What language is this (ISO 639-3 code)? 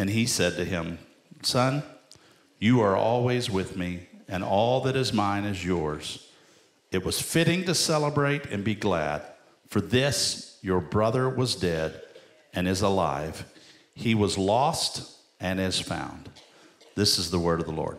eng